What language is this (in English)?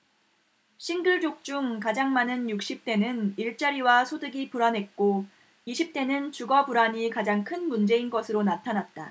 Korean